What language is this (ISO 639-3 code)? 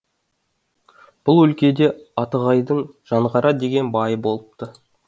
kaz